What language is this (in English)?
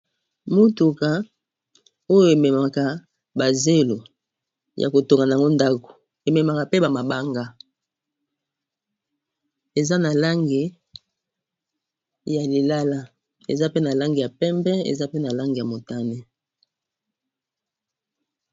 Lingala